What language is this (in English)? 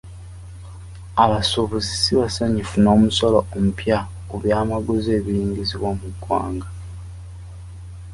Ganda